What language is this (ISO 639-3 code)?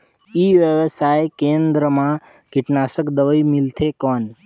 hne